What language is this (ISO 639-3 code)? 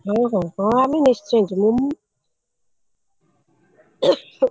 ori